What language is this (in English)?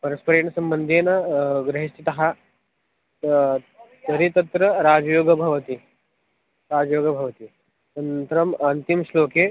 Sanskrit